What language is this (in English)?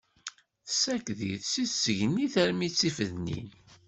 Kabyle